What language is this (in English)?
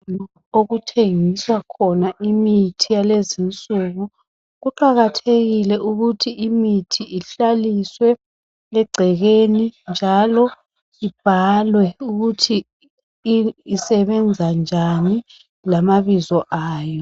North Ndebele